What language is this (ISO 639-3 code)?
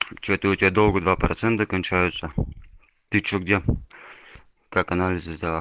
rus